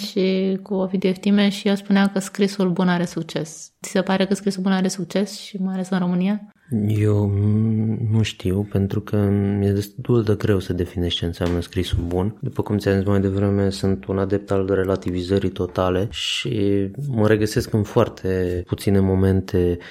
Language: Romanian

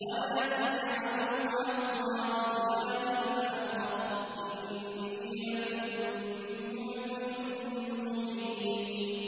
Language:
Arabic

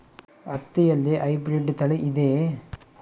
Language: Kannada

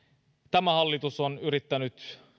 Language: Finnish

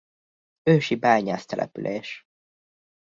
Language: Hungarian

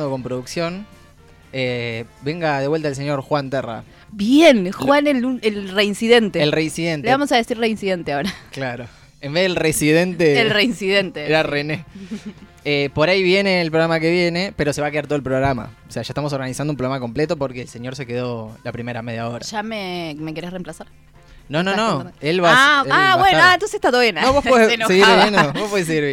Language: Spanish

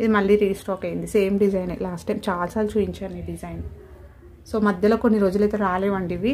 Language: Telugu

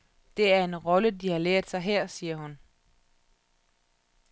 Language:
Danish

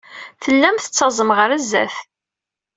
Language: Kabyle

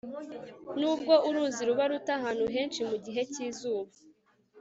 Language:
Kinyarwanda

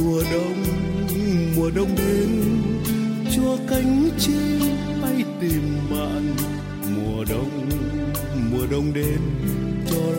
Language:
Vietnamese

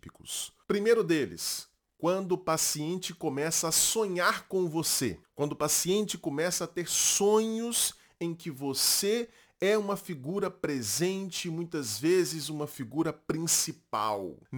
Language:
Portuguese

